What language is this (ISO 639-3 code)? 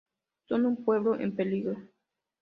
spa